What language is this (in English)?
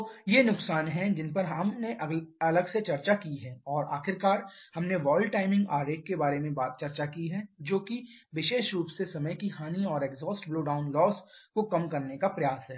Hindi